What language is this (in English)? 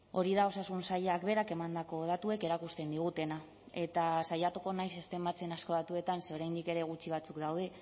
Basque